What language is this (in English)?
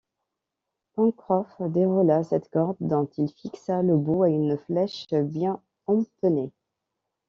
French